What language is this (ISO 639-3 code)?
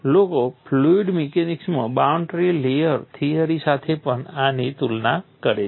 guj